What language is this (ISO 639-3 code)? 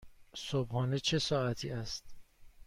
fas